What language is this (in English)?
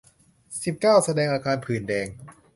Thai